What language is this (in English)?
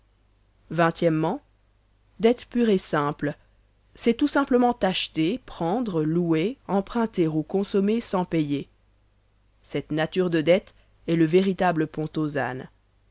French